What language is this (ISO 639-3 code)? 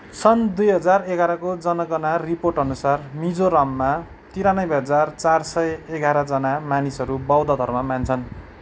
nep